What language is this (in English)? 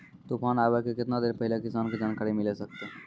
Maithili